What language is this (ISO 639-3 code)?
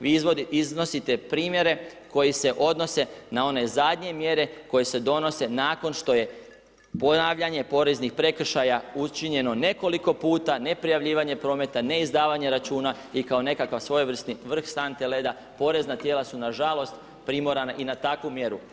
hrv